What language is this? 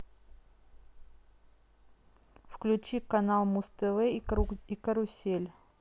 Russian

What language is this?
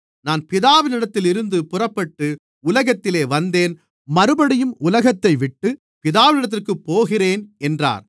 Tamil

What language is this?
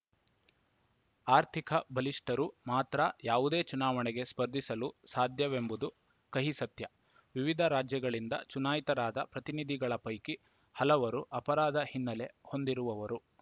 Kannada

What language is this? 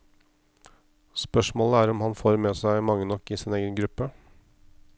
Norwegian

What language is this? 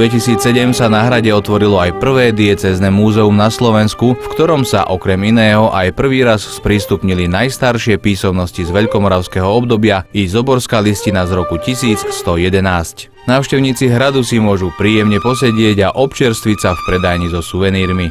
Slovak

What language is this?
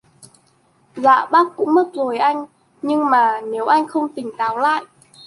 Vietnamese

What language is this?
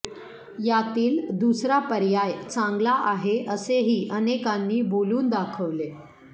Marathi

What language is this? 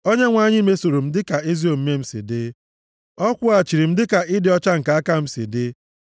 Igbo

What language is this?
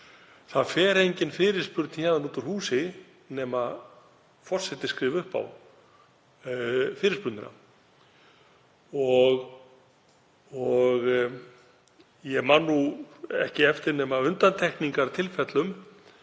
Icelandic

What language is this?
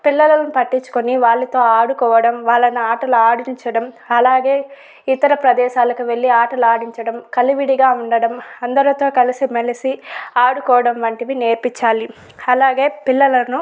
Telugu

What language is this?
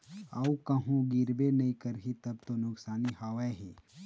Chhattisgarhi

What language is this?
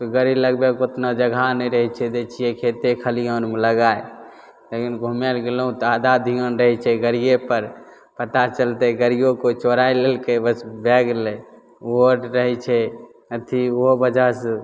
Maithili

